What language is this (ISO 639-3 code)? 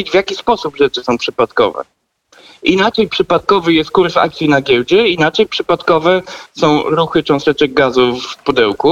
pol